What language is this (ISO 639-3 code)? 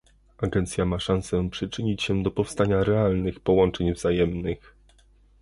pol